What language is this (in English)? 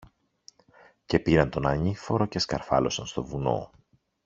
Greek